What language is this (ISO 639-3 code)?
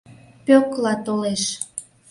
chm